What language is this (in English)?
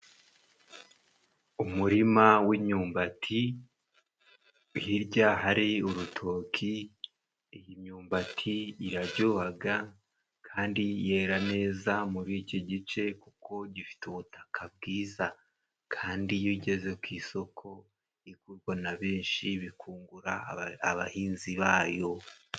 Kinyarwanda